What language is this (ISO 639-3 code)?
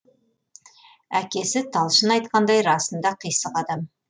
kaz